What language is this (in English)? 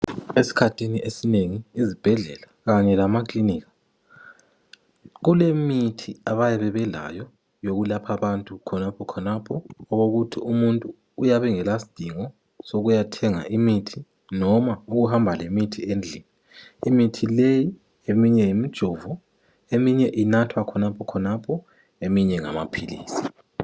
North Ndebele